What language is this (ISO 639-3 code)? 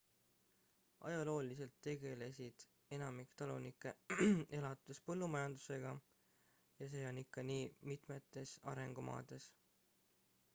est